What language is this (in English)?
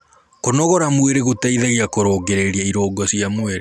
Kikuyu